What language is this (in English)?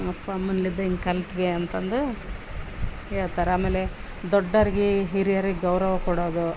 Kannada